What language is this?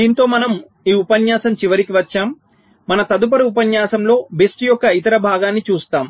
Telugu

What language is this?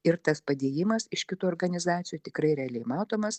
Lithuanian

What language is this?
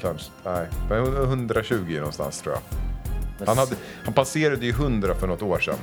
Swedish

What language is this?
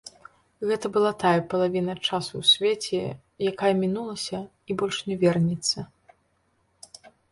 Belarusian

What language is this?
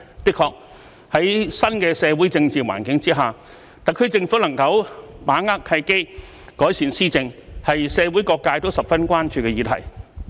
Cantonese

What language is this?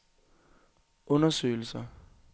Danish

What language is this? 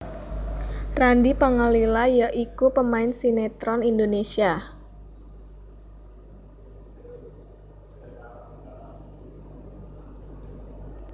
Javanese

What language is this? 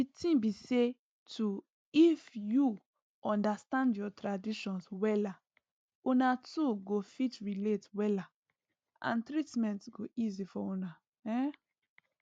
Nigerian Pidgin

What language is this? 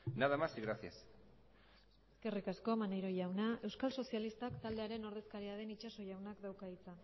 Basque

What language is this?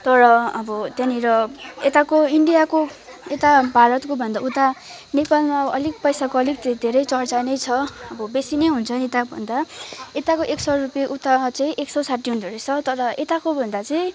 Nepali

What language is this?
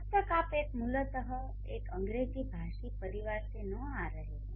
Hindi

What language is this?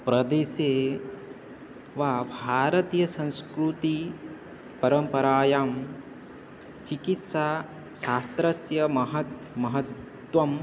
Sanskrit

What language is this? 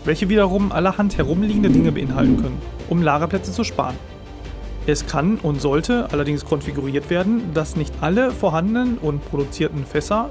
German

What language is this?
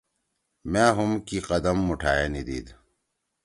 Torwali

